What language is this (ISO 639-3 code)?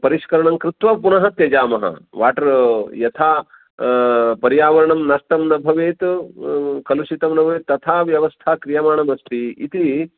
san